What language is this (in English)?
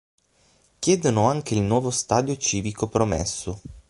Italian